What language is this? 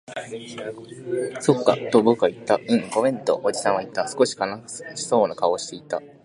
Japanese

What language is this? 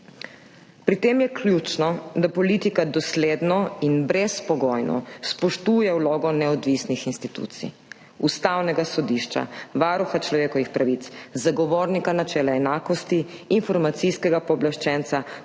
Slovenian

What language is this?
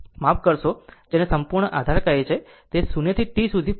Gujarati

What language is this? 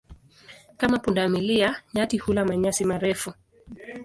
Swahili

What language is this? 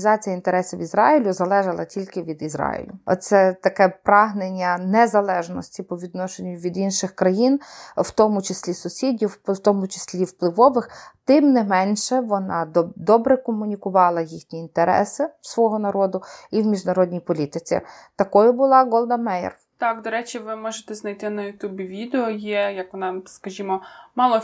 Ukrainian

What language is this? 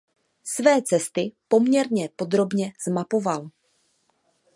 Czech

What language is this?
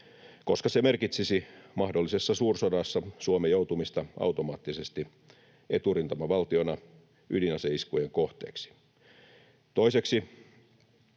Finnish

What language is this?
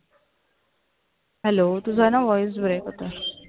Marathi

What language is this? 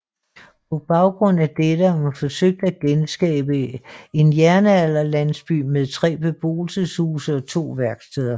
Danish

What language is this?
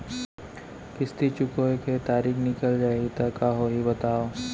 Chhattisgarhi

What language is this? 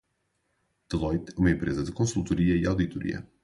Portuguese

